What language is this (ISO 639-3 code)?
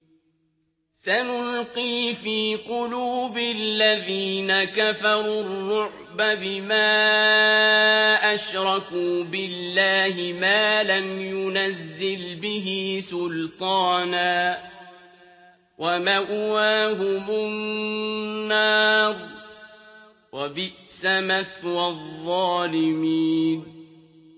ara